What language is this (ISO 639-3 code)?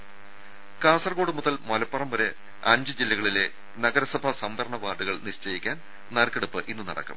mal